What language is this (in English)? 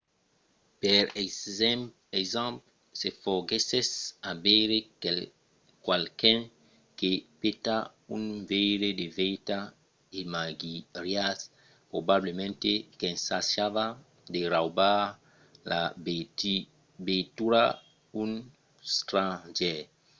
Occitan